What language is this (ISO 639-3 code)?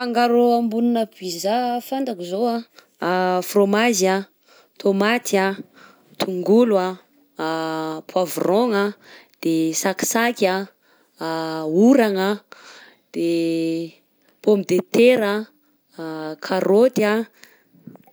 bzc